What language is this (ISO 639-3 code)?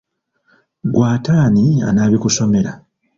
lug